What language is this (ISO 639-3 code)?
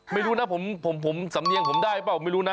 tha